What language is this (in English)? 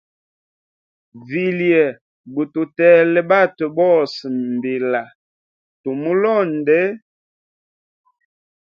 Hemba